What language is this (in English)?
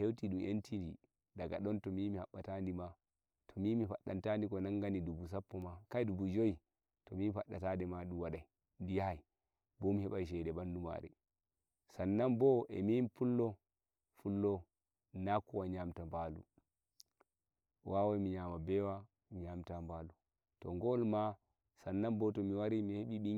Nigerian Fulfulde